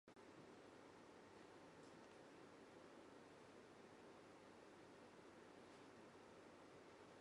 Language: Japanese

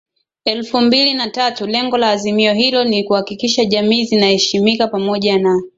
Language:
Swahili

